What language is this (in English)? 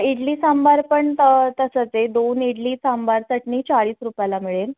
Marathi